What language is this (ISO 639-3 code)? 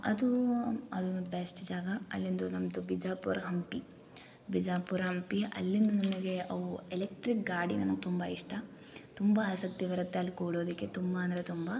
kan